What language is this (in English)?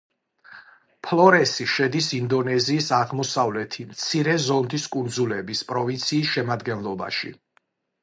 Georgian